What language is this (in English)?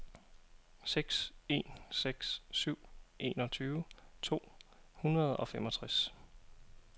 Danish